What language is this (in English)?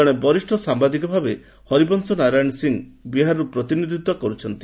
Odia